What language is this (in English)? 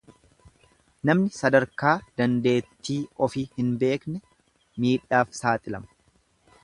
Oromo